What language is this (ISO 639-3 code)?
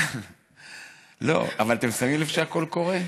heb